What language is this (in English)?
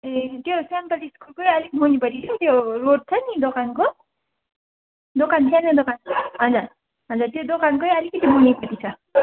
Nepali